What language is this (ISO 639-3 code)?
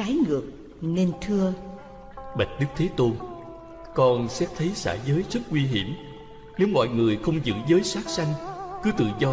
vie